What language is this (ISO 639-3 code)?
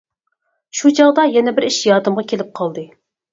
uig